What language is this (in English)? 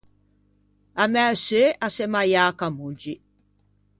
Ligurian